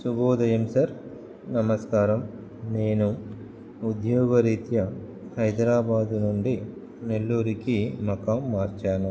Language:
Telugu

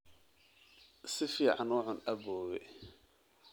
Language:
Somali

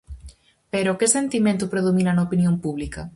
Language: Galician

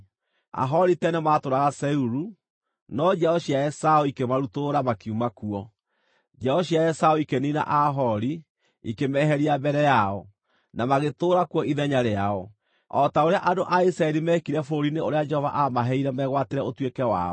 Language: Kikuyu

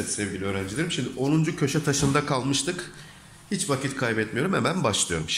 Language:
Turkish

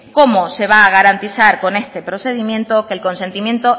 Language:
Spanish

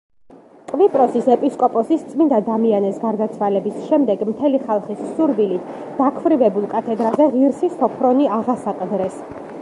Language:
Georgian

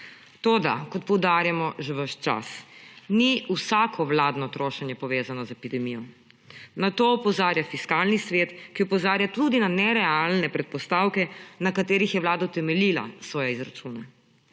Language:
Slovenian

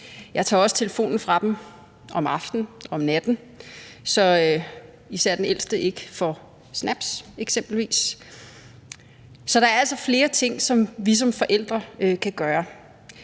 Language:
Danish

